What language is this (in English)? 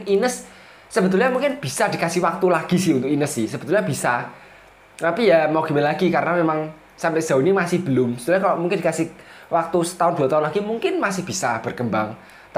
Indonesian